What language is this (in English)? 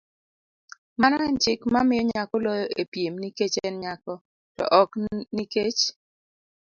Luo (Kenya and Tanzania)